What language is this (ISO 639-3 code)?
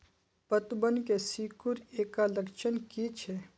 mag